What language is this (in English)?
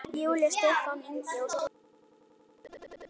Icelandic